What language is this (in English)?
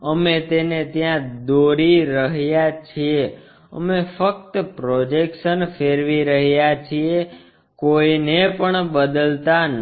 Gujarati